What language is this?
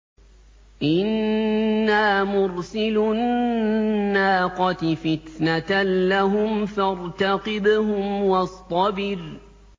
Arabic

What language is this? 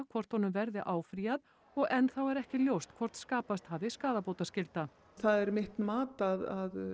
Icelandic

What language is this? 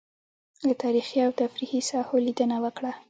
Pashto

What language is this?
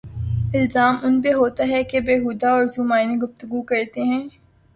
Urdu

